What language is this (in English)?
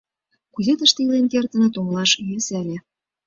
Mari